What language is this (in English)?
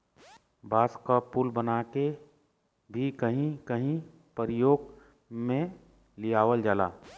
Bhojpuri